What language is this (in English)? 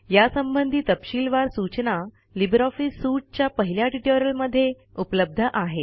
Marathi